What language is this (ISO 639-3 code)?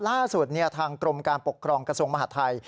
tha